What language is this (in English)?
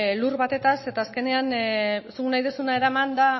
Basque